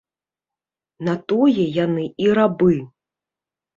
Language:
Belarusian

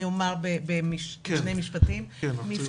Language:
Hebrew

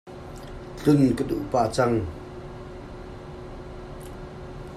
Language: Hakha Chin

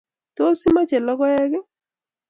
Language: Kalenjin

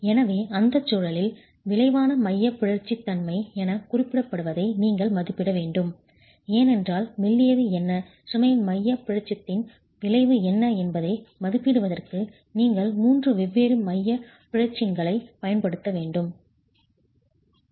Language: Tamil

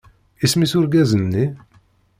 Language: Kabyle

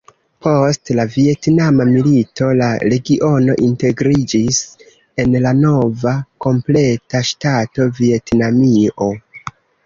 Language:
Esperanto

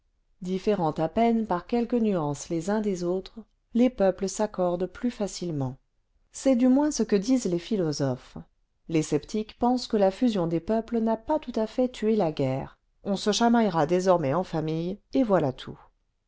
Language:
French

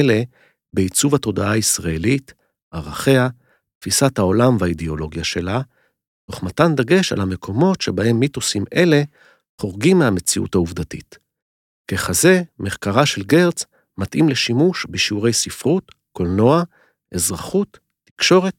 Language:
Hebrew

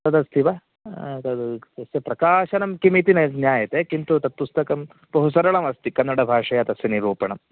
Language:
Sanskrit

